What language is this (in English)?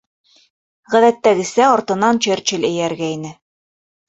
Bashkir